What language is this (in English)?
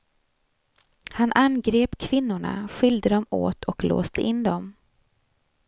Swedish